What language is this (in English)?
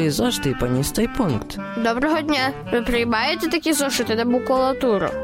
Ukrainian